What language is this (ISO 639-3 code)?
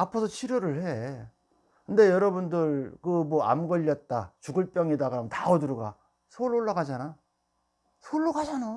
kor